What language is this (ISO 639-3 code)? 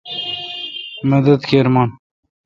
xka